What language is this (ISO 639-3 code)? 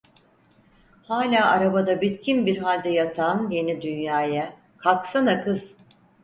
tur